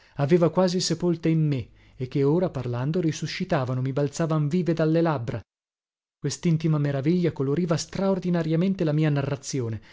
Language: Italian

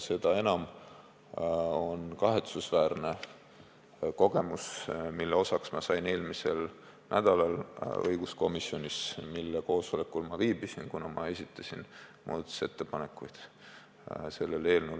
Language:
Estonian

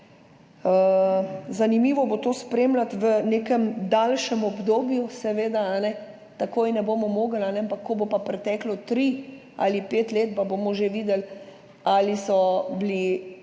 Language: Slovenian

